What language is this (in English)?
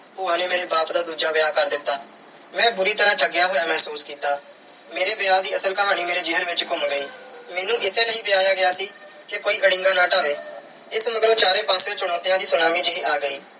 Punjabi